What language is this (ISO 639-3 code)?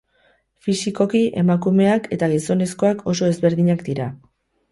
eus